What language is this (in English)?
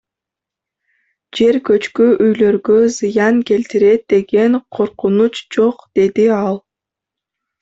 Kyrgyz